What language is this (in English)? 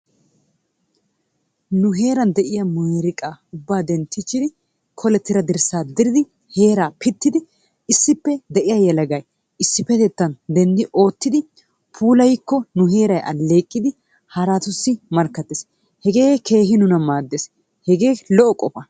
Wolaytta